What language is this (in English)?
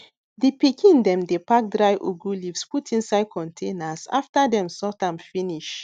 Nigerian Pidgin